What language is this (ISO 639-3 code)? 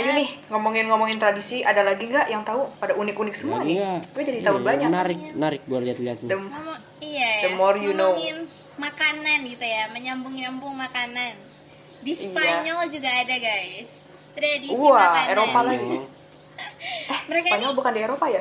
ind